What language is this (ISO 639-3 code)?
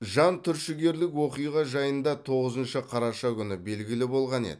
kaz